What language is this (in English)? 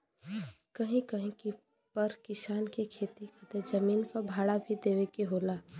Bhojpuri